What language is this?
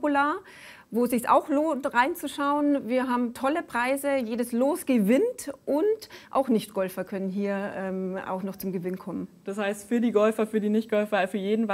German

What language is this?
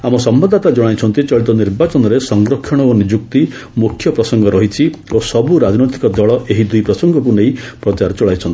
Odia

